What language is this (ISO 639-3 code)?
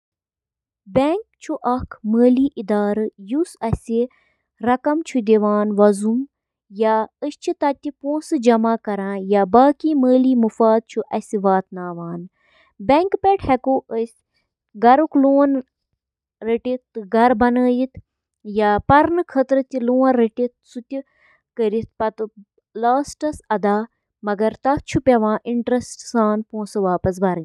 kas